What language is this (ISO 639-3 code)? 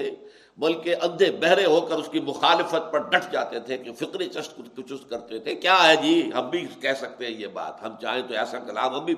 urd